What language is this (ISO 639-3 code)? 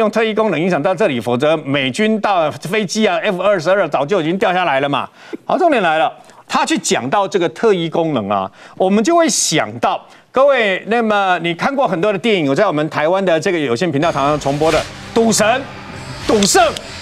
zho